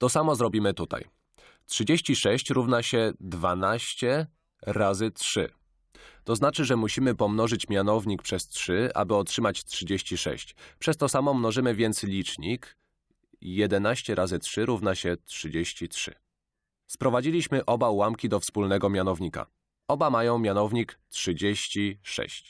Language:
Polish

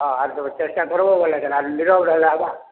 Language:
Odia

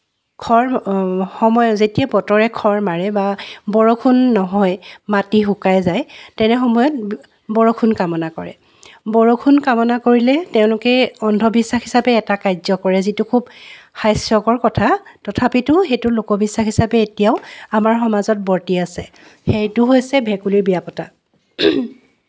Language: Assamese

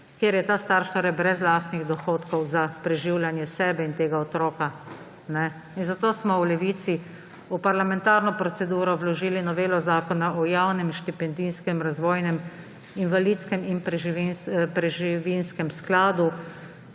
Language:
Slovenian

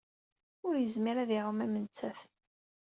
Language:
Kabyle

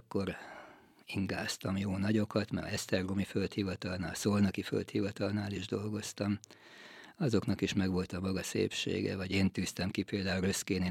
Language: Hungarian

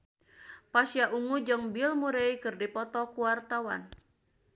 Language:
Sundanese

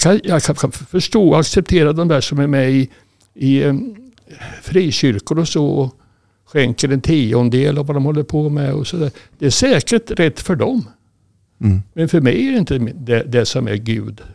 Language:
Swedish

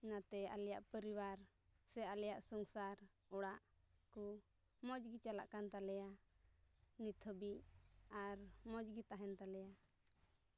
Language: Santali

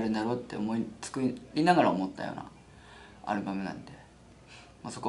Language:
Japanese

